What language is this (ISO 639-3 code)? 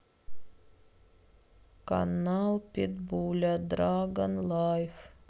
rus